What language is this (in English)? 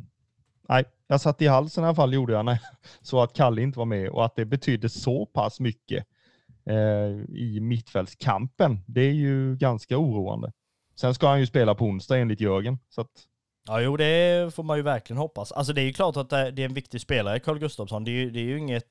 Swedish